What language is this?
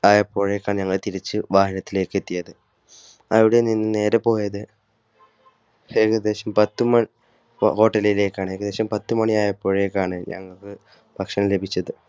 Malayalam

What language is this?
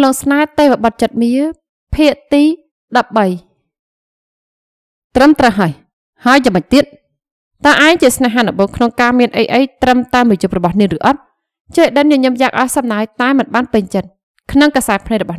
Vietnamese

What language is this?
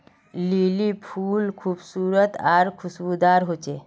Magahi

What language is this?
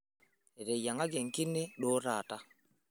Masai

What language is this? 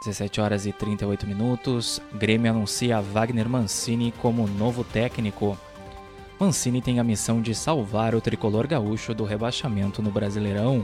Portuguese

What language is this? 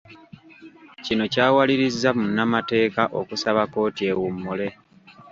Ganda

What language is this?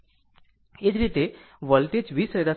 Gujarati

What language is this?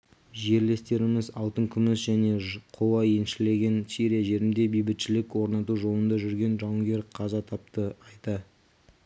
Kazakh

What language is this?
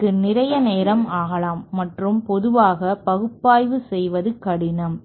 Tamil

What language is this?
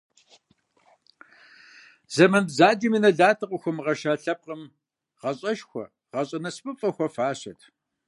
Kabardian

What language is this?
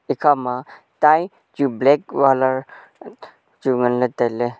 Wancho Naga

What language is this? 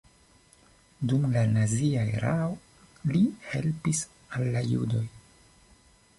Esperanto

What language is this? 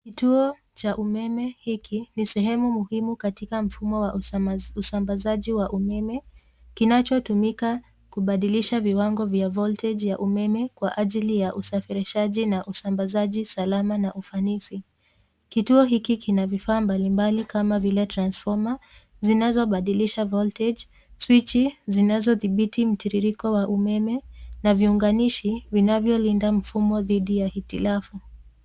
Swahili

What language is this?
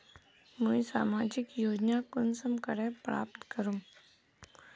Magahi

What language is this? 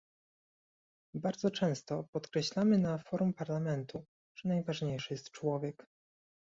Polish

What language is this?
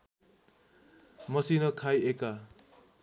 Nepali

